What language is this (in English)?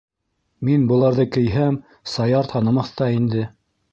Bashkir